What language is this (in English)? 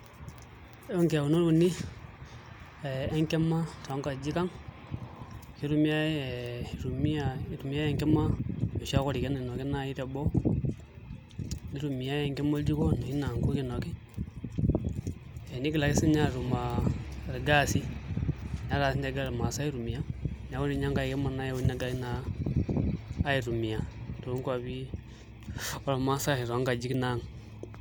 Masai